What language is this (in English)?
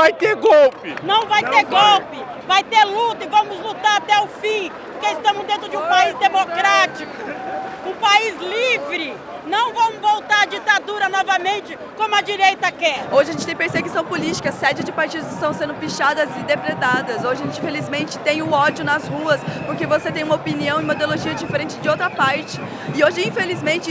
Portuguese